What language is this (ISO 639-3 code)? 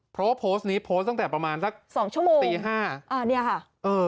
tha